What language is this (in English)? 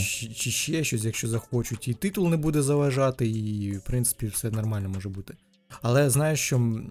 Ukrainian